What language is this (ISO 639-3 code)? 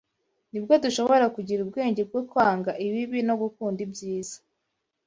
kin